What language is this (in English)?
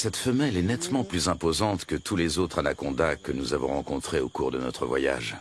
French